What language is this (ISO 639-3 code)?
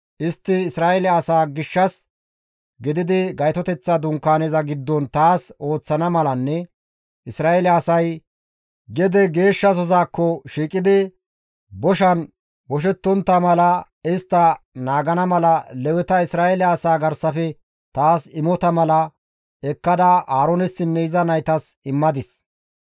gmv